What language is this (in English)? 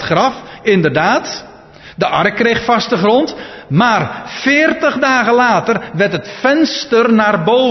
Dutch